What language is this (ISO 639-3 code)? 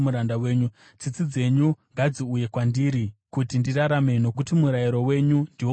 sna